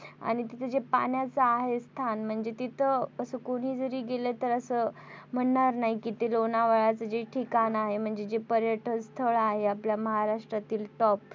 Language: Marathi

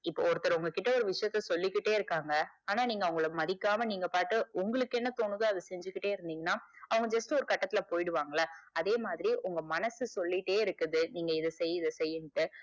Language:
Tamil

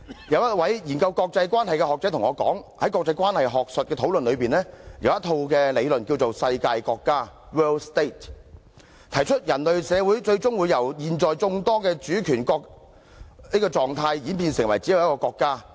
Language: Cantonese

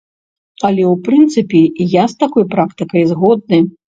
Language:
Belarusian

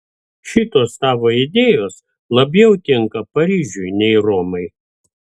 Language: Lithuanian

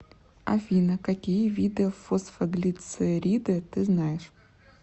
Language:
Russian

